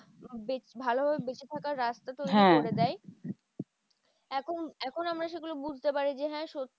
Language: Bangla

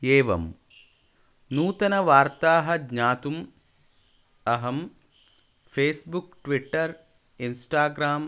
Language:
Sanskrit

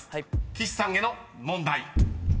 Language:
Japanese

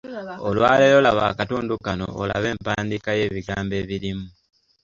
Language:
Ganda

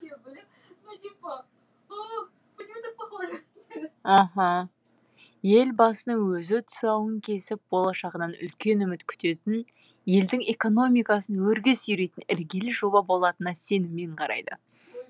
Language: Kazakh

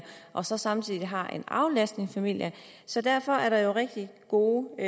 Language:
Danish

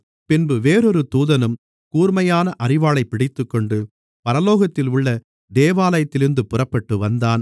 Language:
Tamil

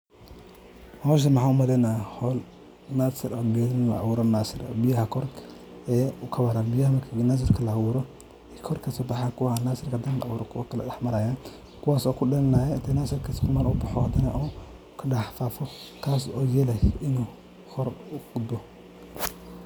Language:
Somali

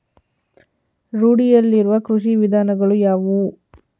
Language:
Kannada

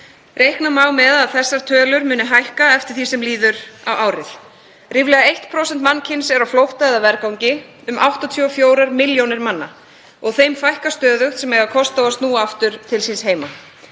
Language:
Icelandic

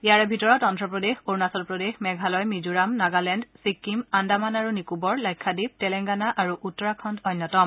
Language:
Assamese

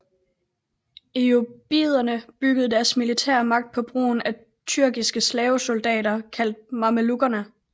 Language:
Danish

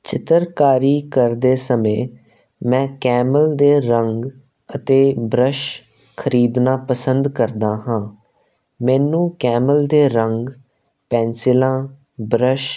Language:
Punjabi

